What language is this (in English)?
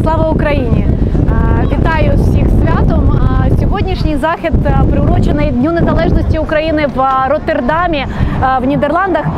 Ukrainian